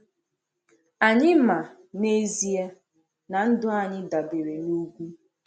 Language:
Igbo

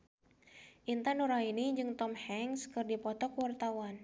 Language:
Sundanese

